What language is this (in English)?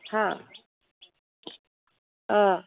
Manipuri